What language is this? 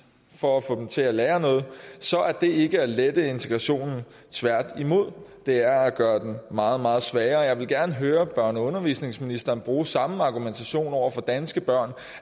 Danish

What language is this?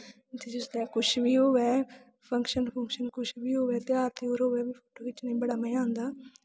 Dogri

